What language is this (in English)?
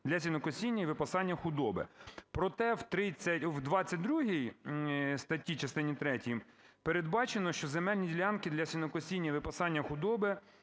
Ukrainian